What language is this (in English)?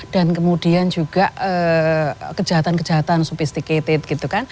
Indonesian